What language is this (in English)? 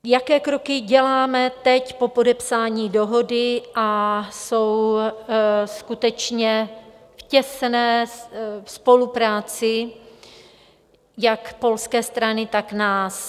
Czech